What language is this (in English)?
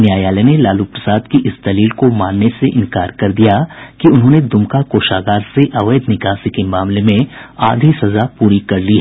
Hindi